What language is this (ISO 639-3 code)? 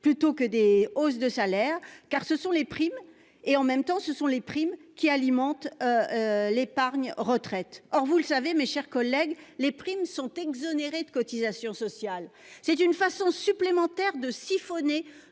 fra